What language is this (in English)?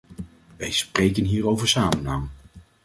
Dutch